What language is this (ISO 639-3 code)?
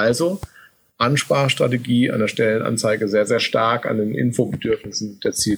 deu